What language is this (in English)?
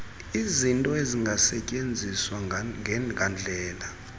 Xhosa